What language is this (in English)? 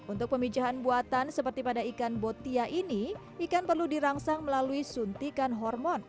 Indonesian